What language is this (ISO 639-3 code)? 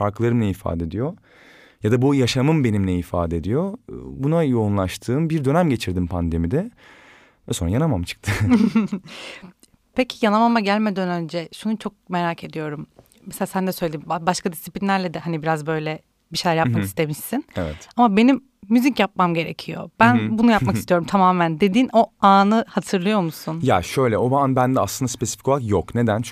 tur